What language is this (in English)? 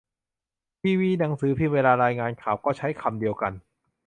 Thai